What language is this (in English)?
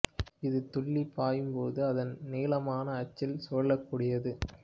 Tamil